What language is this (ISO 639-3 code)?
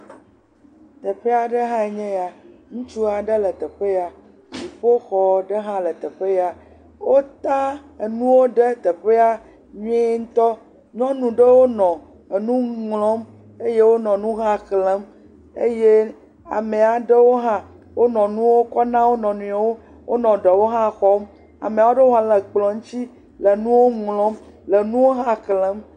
ewe